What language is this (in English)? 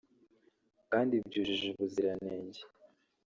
Kinyarwanda